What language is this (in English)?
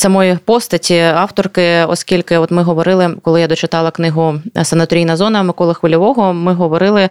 Ukrainian